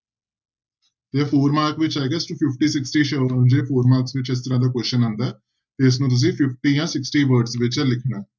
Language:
Punjabi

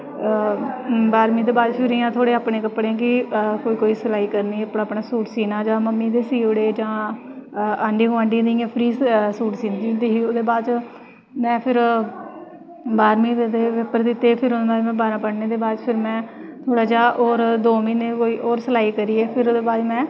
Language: Dogri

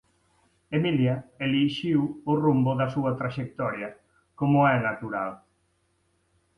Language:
Galician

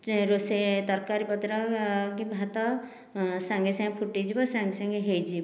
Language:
Odia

